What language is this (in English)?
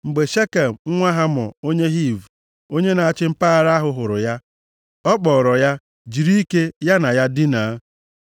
Igbo